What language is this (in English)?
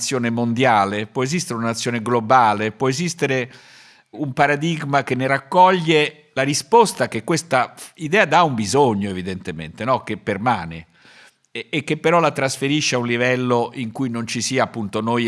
Italian